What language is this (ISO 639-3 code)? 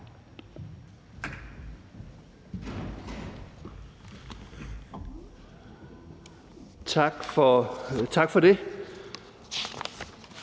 dan